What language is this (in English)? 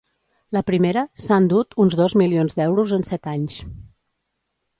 Catalan